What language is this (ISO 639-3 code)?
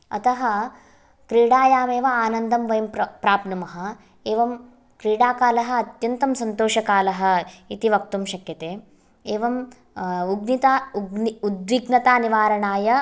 san